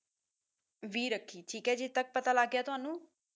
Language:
Punjabi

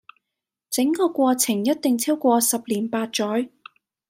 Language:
Cantonese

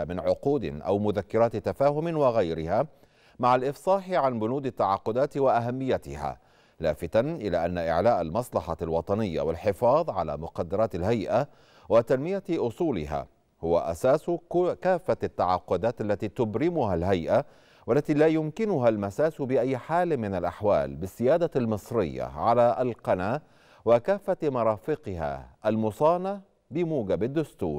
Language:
Arabic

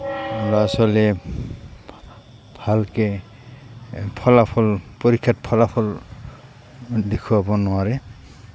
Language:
Assamese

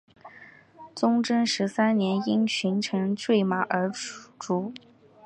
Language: Chinese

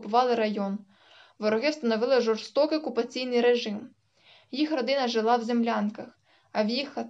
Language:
Ukrainian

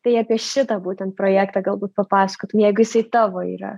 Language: Lithuanian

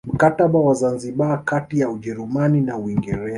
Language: Swahili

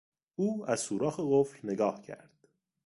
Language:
Persian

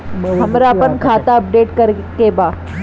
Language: Bhojpuri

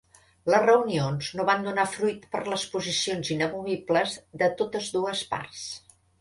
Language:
Catalan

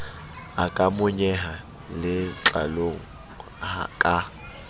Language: Southern Sotho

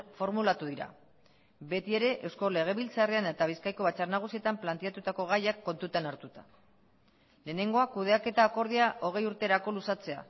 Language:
Basque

